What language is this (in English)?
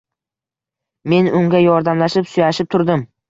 Uzbek